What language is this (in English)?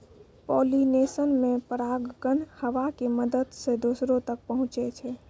Maithili